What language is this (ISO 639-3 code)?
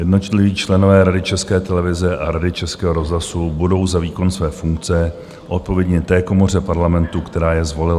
ces